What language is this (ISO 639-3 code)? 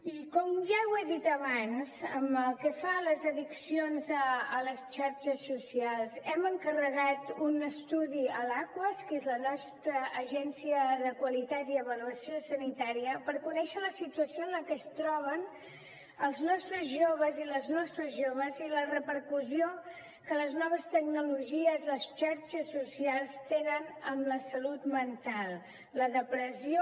cat